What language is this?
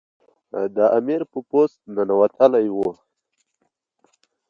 Pashto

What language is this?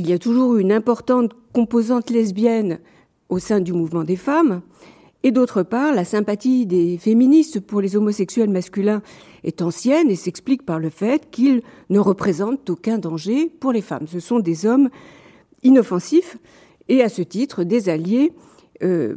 French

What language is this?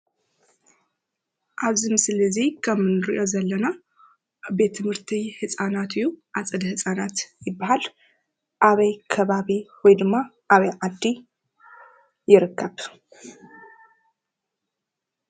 Tigrinya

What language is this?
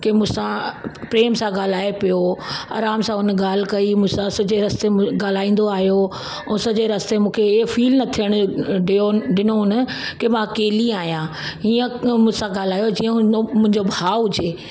Sindhi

